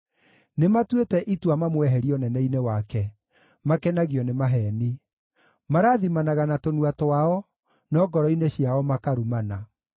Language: Kikuyu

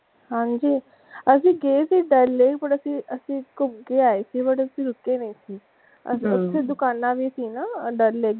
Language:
Punjabi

